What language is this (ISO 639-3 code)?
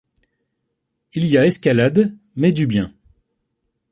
fra